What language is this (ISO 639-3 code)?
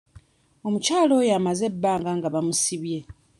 lug